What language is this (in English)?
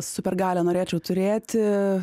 Lithuanian